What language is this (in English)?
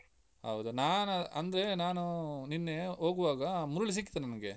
Kannada